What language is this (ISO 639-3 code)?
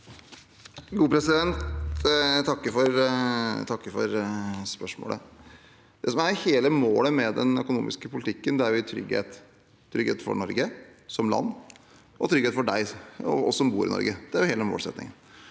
nor